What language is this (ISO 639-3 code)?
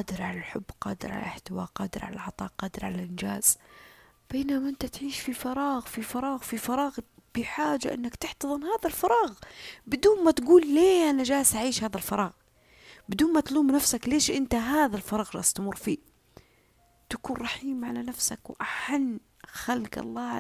ara